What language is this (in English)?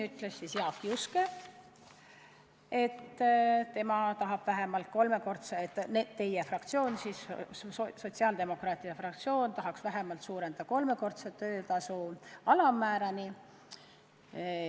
Estonian